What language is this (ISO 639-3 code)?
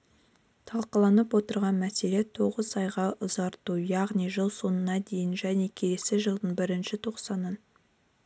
kaz